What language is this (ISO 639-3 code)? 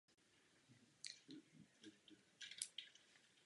ces